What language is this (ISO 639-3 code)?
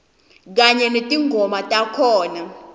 ssw